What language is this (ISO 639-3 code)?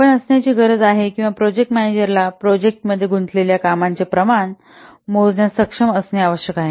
mar